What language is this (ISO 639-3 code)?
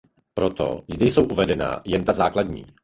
ces